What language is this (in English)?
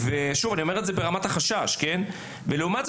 Hebrew